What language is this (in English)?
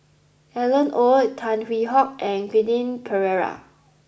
English